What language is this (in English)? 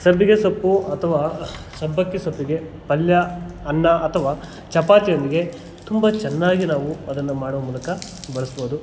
Kannada